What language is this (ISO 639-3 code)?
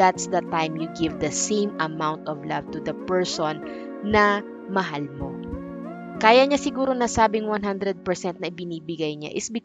fil